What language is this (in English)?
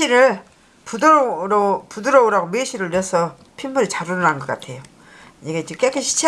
Korean